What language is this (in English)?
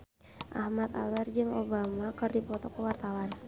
Sundanese